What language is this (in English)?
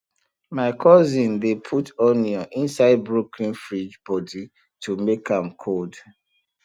Nigerian Pidgin